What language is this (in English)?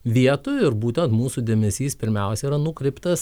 Lithuanian